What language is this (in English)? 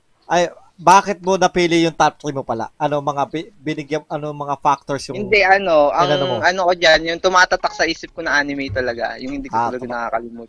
Filipino